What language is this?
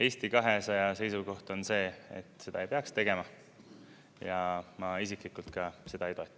Estonian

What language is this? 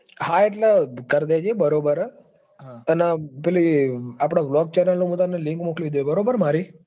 Gujarati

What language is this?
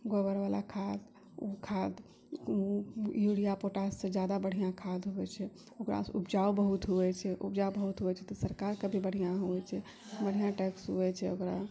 Maithili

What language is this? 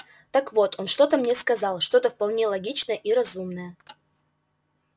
Russian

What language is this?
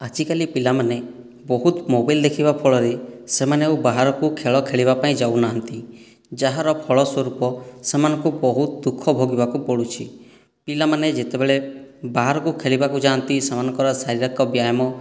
Odia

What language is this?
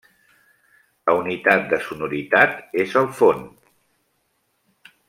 Catalan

